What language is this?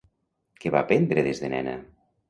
Catalan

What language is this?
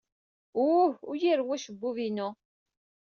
Kabyle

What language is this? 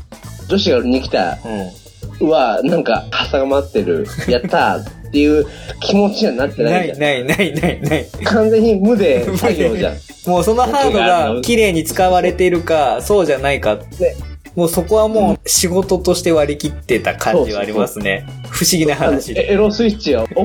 Japanese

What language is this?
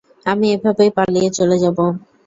Bangla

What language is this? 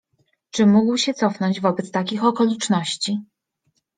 Polish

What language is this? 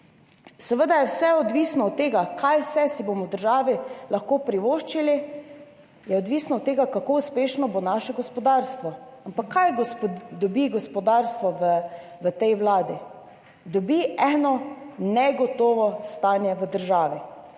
Slovenian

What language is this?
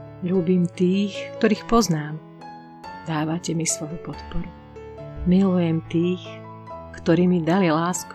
Slovak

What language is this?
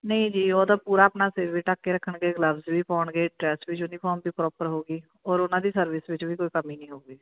Punjabi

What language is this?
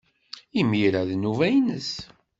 Kabyle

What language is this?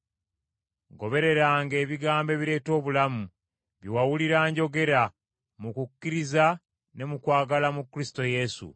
Ganda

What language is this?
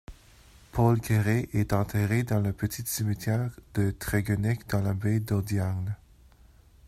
French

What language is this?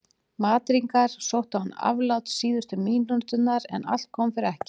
Icelandic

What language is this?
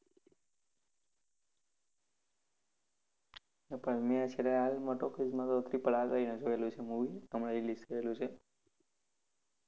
Gujarati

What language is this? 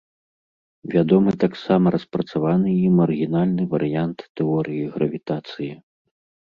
Belarusian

